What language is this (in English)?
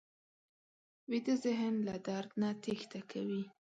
Pashto